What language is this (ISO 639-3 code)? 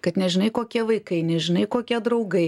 lit